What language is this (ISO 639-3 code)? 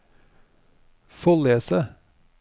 nor